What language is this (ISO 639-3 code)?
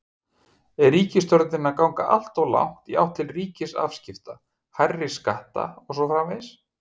isl